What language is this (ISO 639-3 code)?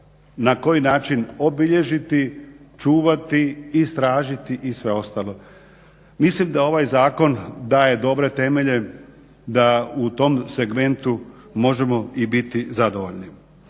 hrv